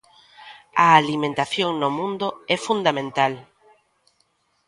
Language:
Galician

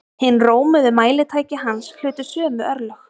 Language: Icelandic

